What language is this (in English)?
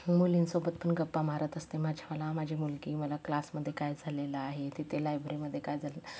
Marathi